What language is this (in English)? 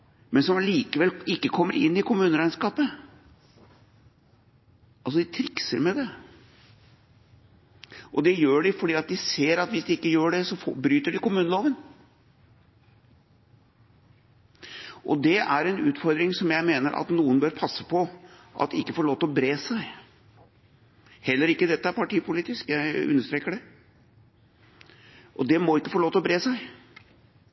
Norwegian Bokmål